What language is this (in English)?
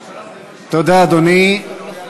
Hebrew